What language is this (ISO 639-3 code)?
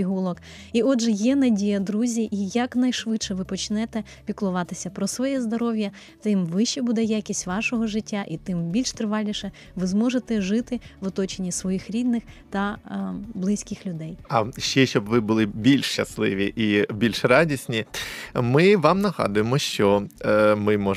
ukr